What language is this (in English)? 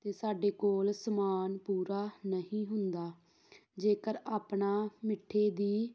Punjabi